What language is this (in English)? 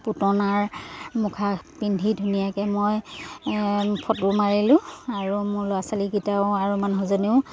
Assamese